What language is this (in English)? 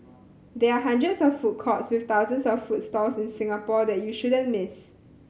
English